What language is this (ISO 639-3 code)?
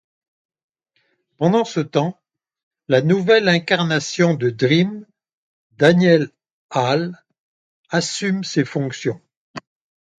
fra